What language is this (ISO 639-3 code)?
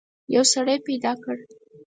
pus